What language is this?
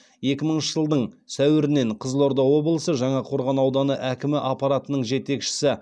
Kazakh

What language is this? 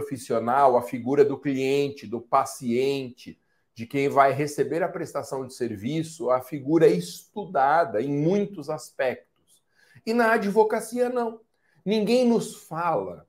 Portuguese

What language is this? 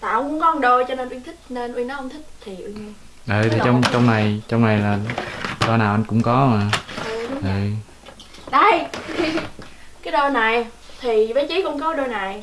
Vietnamese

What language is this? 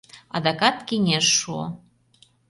Mari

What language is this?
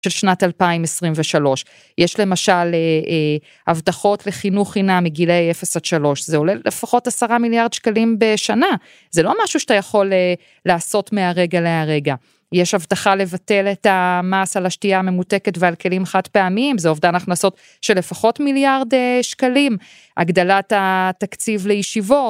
Hebrew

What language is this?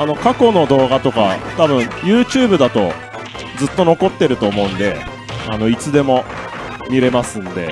Japanese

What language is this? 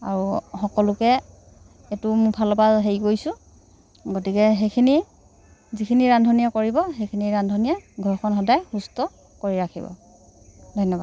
Assamese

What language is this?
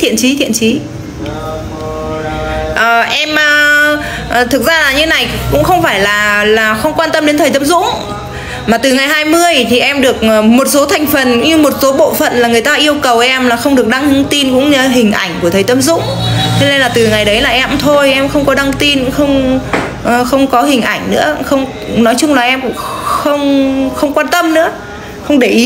Vietnamese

